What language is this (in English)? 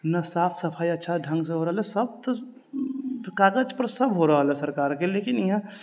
Maithili